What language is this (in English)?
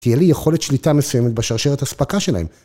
Hebrew